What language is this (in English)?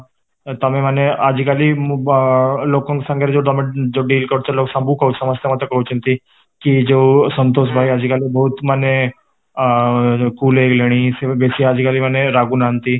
Odia